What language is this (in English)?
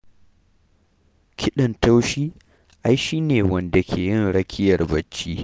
Hausa